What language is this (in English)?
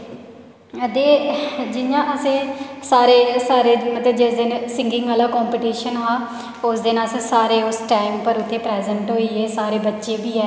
Dogri